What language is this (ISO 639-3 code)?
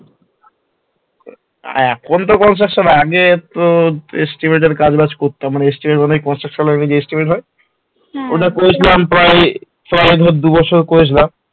ben